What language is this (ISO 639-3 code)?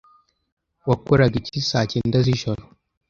kin